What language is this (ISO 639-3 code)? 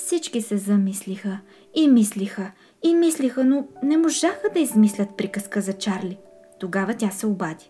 bul